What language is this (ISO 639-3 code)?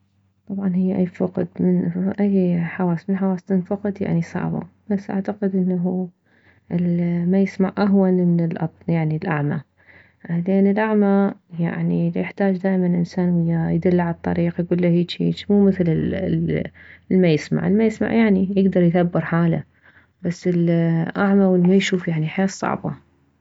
acm